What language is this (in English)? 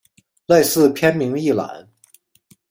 Chinese